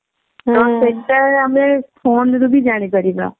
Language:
Odia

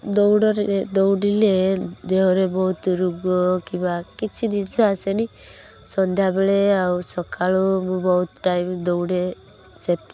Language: Odia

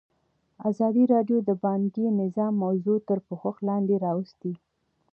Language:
Pashto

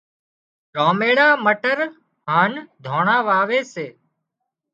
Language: Wadiyara Koli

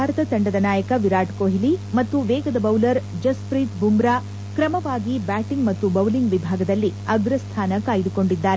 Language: Kannada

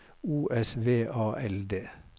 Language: Norwegian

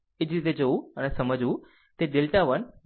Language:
Gujarati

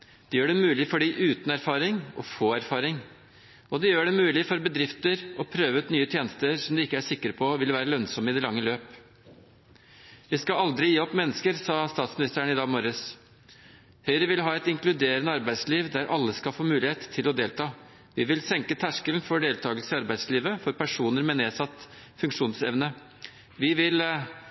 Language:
Norwegian Bokmål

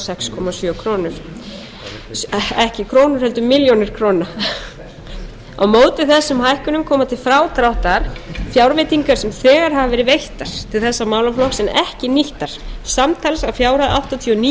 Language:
Icelandic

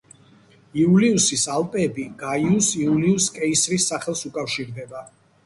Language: Georgian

